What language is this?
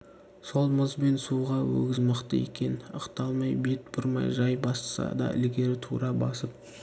Kazakh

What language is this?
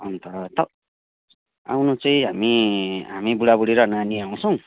Nepali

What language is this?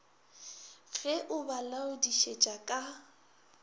Northern Sotho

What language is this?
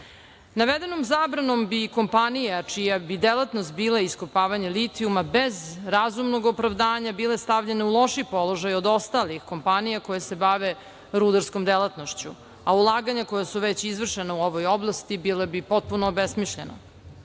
Serbian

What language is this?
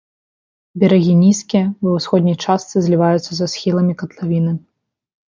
Belarusian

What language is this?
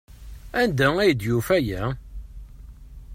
Kabyle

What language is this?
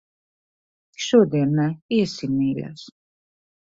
Latvian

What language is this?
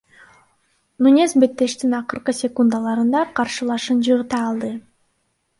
Kyrgyz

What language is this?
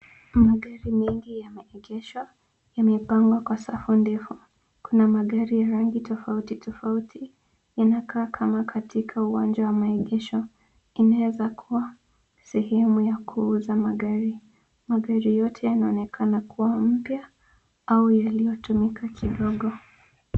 Swahili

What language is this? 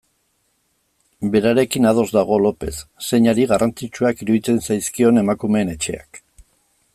Basque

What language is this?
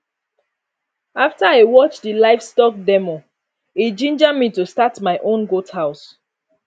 Nigerian Pidgin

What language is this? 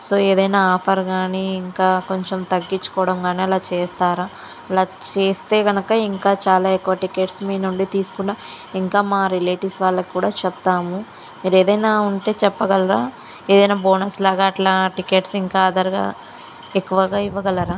Telugu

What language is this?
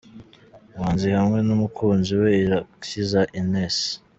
Kinyarwanda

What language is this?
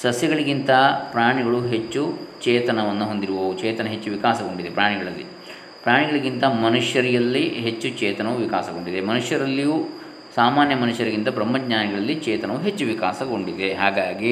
Kannada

